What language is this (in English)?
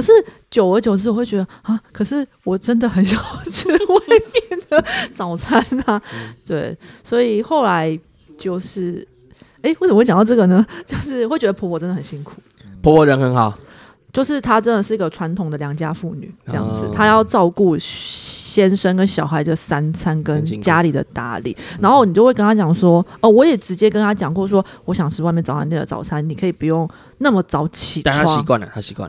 Chinese